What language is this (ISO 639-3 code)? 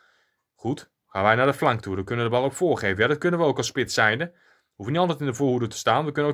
nld